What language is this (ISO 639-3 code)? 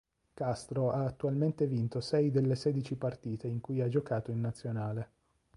ita